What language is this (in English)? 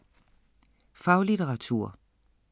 Danish